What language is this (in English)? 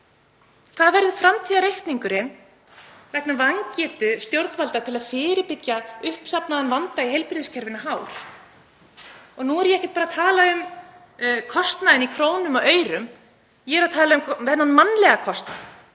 Icelandic